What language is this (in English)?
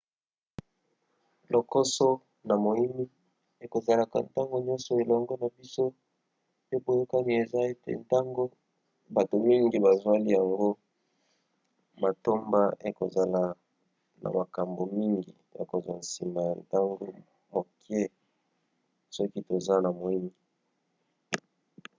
Lingala